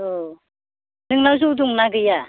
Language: Bodo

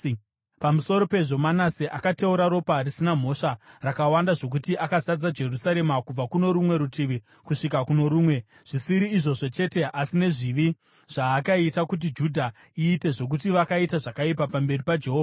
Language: Shona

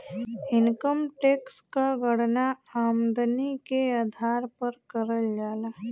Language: Bhojpuri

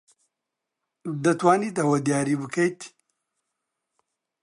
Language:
Central Kurdish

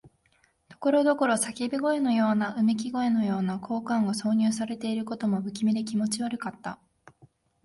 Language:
Japanese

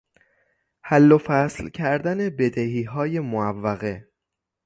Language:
Persian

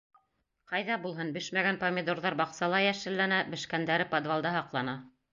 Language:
Bashkir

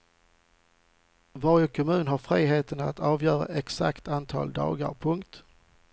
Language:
Swedish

